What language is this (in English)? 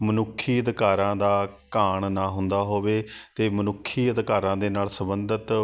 Punjabi